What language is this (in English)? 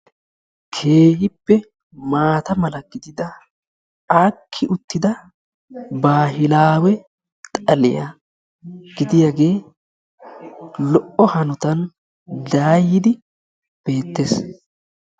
Wolaytta